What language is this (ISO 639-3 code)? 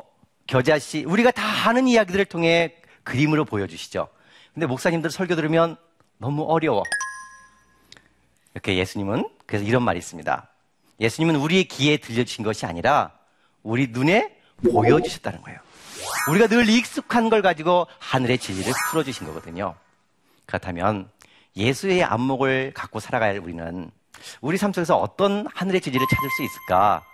kor